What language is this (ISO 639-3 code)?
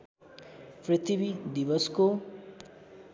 nep